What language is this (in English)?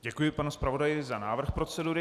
Czech